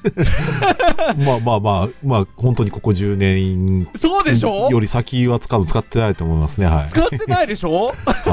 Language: Japanese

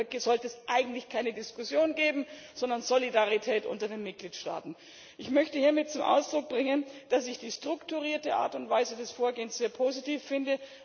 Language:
German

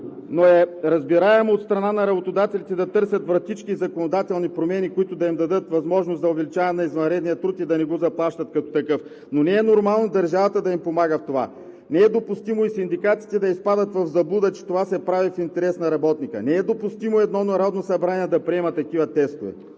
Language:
Bulgarian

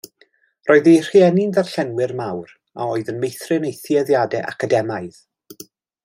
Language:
Welsh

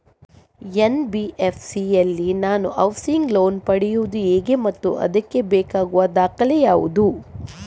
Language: Kannada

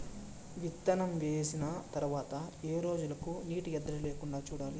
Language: Telugu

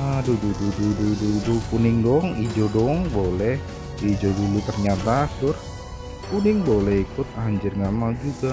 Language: Indonesian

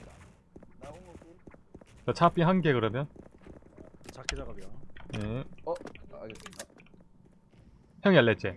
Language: Korean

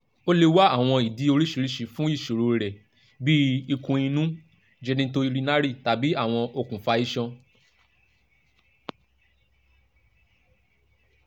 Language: Yoruba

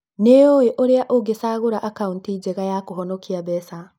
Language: Kikuyu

